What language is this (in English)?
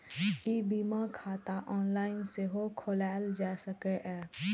Maithili